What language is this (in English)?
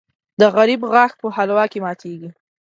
Pashto